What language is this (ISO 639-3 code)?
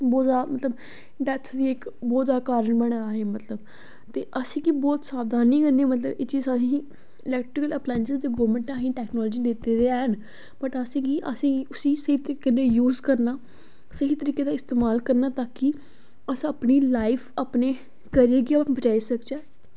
doi